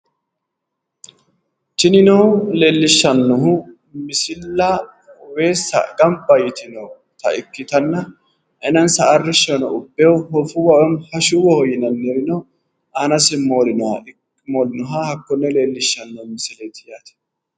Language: Sidamo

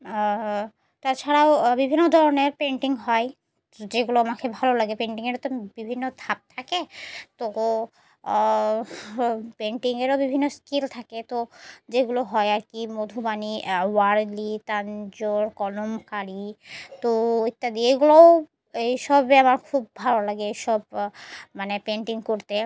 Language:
Bangla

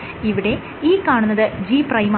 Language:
Malayalam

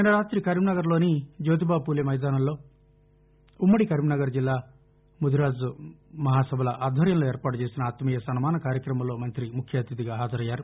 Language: Telugu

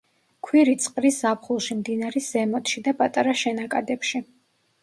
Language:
Georgian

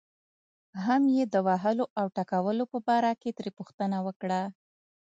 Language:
Pashto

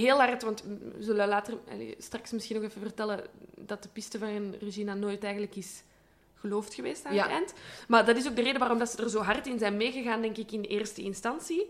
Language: Dutch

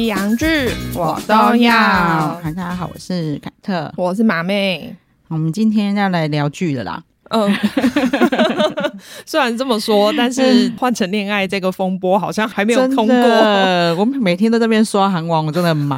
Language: Chinese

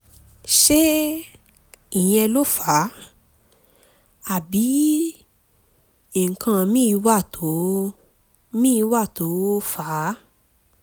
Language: Yoruba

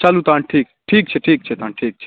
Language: Maithili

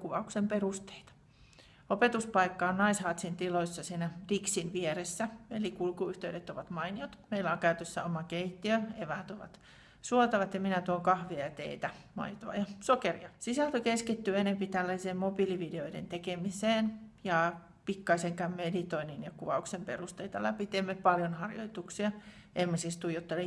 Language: Finnish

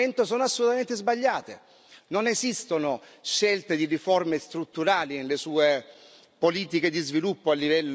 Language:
Italian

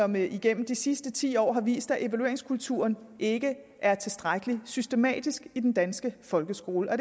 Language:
Danish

